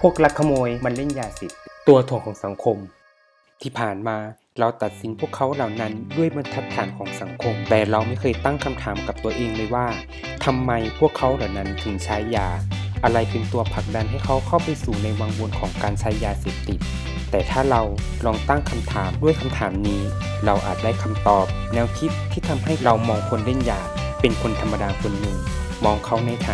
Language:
Thai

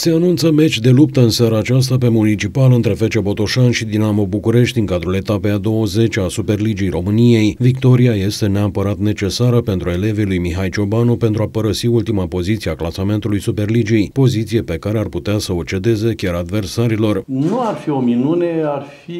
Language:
Romanian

